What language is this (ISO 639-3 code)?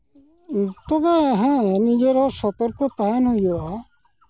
sat